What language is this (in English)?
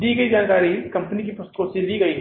Hindi